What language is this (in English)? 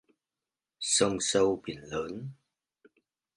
Vietnamese